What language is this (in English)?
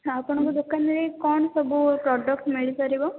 Odia